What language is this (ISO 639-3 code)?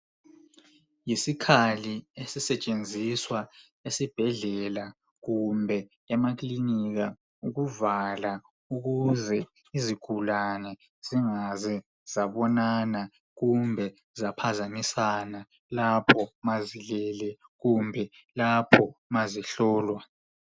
nde